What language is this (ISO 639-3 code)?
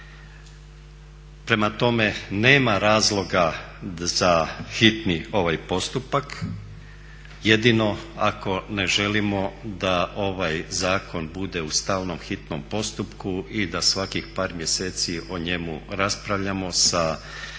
hrv